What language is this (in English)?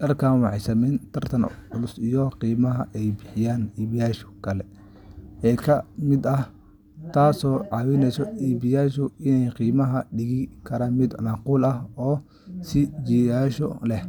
Somali